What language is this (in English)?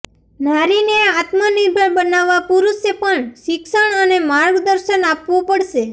Gujarati